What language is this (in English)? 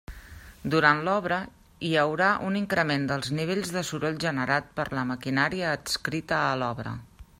Catalan